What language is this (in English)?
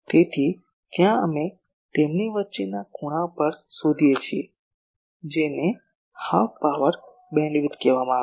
Gujarati